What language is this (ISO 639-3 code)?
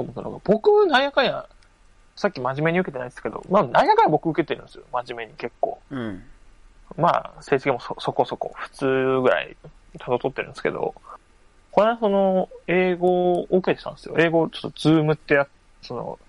jpn